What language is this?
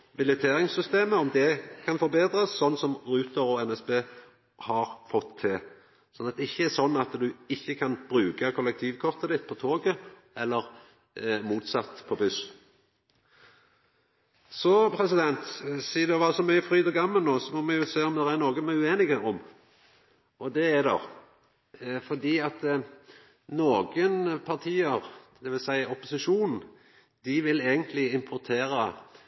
Norwegian Nynorsk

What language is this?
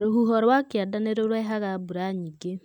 Kikuyu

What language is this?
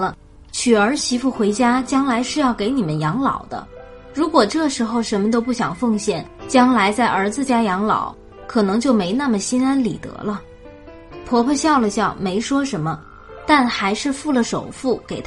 Chinese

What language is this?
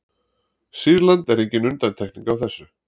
Icelandic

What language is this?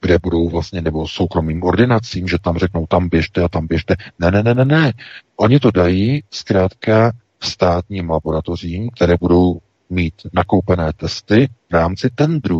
Czech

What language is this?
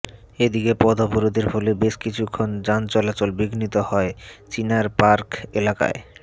Bangla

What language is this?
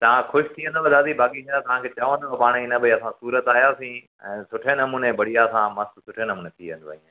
Sindhi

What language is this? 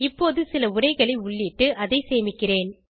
Tamil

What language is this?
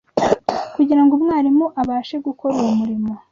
Kinyarwanda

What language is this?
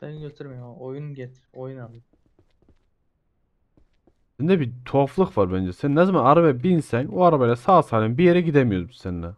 Turkish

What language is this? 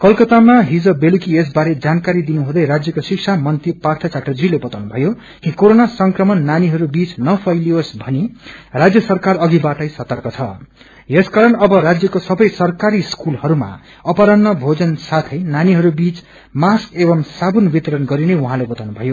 Nepali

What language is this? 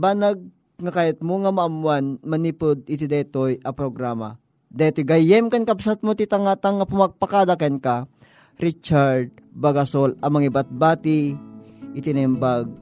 Filipino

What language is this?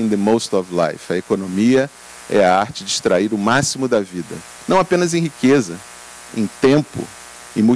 Portuguese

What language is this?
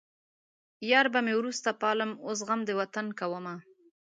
Pashto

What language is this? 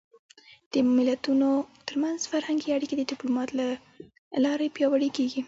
Pashto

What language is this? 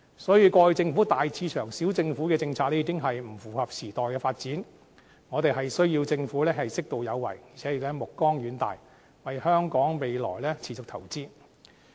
Cantonese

